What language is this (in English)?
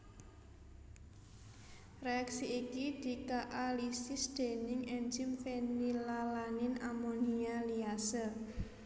Javanese